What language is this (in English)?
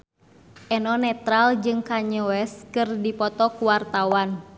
Sundanese